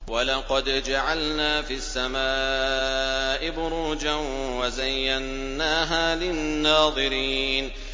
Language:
Arabic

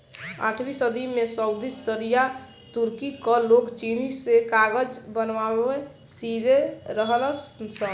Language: Bhojpuri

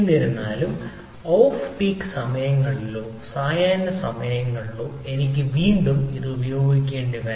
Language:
Malayalam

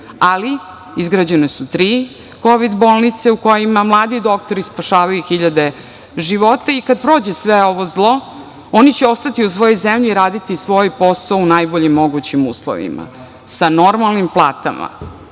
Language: Serbian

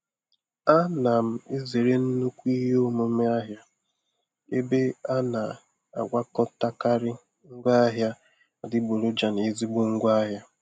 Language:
Igbo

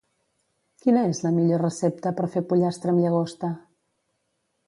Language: Catalan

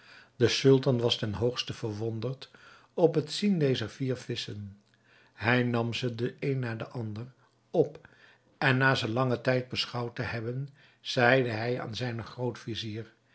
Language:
Dutch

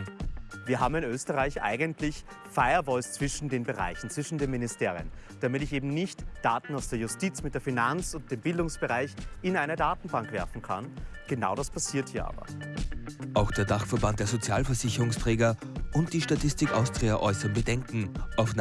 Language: German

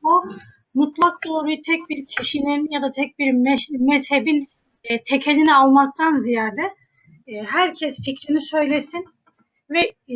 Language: Turkish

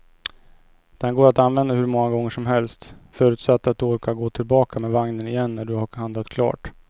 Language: Swedish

